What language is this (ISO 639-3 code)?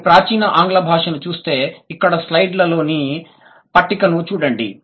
tel